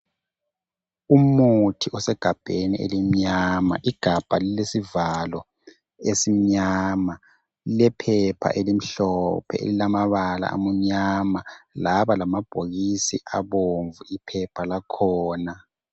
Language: North Ndebele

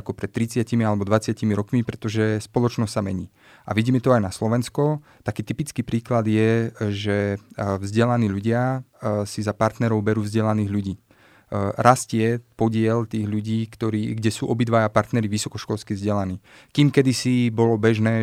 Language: Slovak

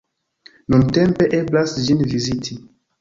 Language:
Esperanto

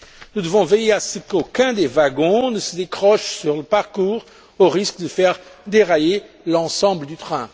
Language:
French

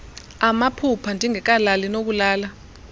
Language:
Xhosa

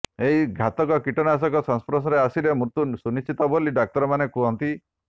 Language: Odia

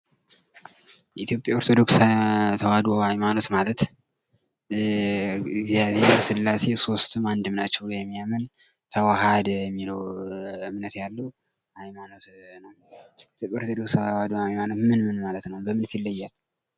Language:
Amharic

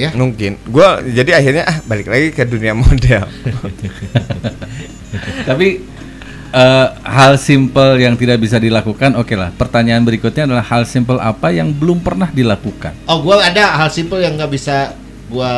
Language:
Indonesian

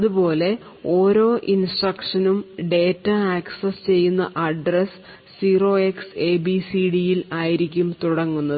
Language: Malayalam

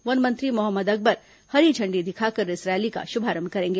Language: Hindi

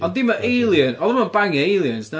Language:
Welsh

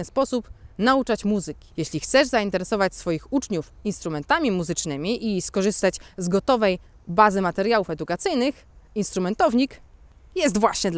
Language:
Polish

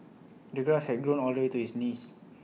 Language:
English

